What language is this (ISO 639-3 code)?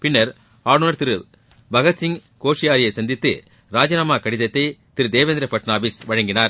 tam